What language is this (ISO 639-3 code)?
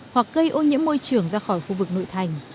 vie